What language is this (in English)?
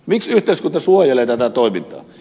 Finnish